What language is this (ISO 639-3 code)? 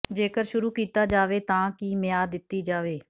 pan